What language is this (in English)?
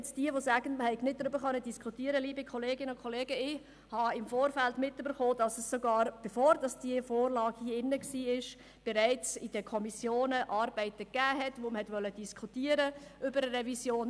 Swiss German